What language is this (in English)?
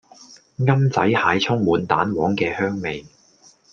Cantonese